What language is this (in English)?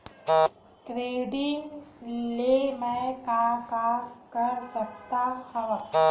Chhattisgarhi